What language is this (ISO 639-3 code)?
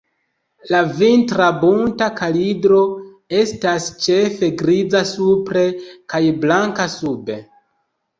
epo